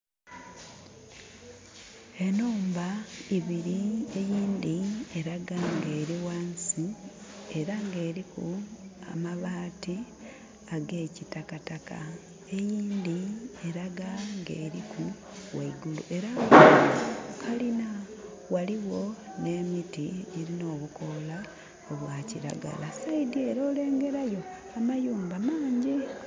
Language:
Soga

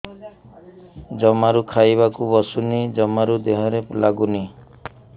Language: Odia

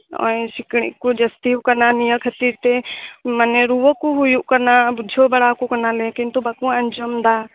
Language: Santali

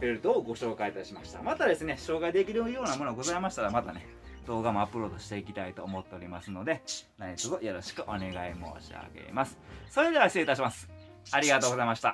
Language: Japanese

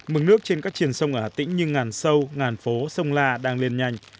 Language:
Vietnamese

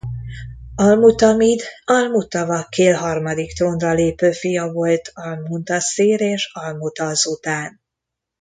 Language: Hungarian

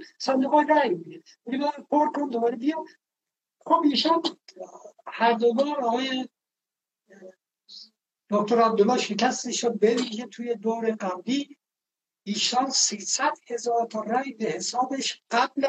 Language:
Persian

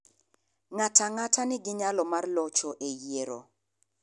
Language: Luo (Kenya and Tanzania)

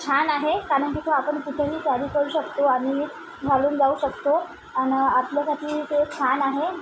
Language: Marathi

